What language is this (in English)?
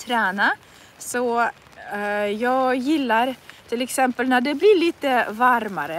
Swedish